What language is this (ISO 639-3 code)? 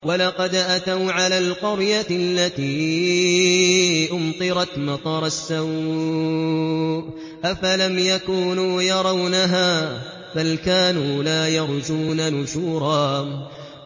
ara